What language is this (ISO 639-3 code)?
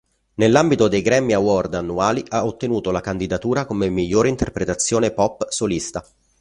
ita